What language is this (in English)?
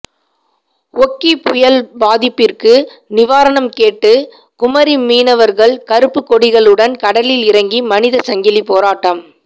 Tamil